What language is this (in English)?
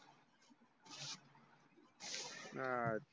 Marathi